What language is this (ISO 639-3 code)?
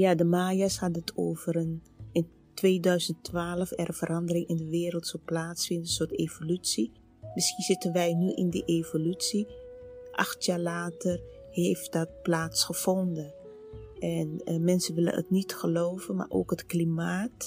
nld